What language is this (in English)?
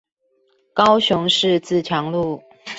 Chinese